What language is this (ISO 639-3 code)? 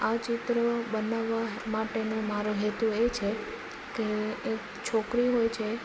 guj